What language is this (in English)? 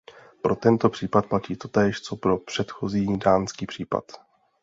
Czech